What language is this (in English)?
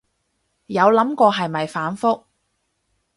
Cantonese